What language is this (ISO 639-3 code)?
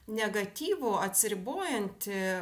lit